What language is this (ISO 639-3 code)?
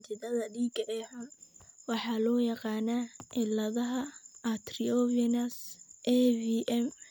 som